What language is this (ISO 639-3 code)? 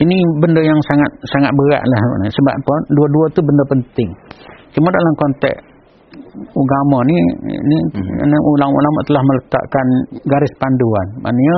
msa